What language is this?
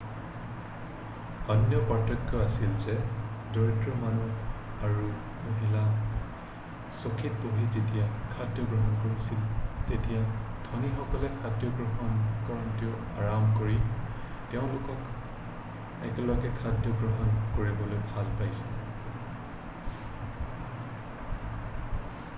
Assamese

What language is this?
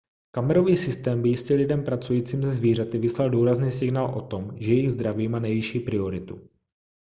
Czech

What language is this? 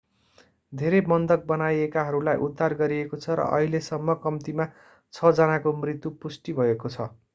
Nepali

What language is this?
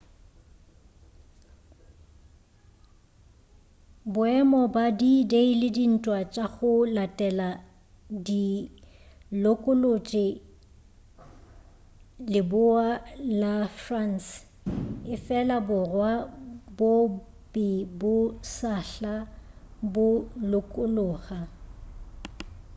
Northern Sotho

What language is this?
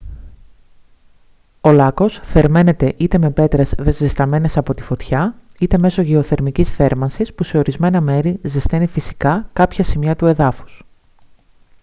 Greek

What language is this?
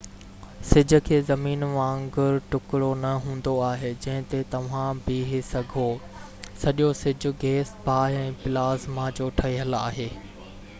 Sindhi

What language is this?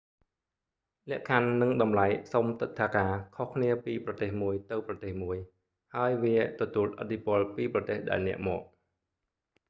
Khmer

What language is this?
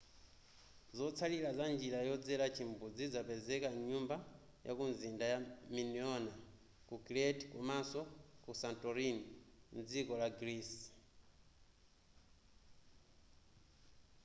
Nyanja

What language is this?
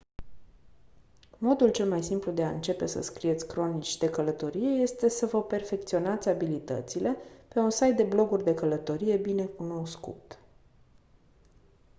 Romanian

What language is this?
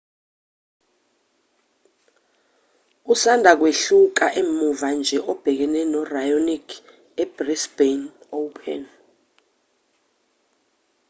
Zulu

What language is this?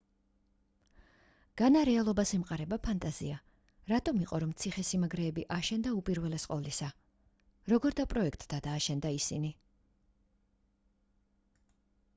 Georgian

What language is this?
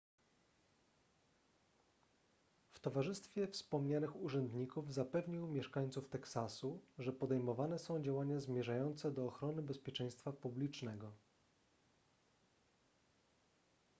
Polish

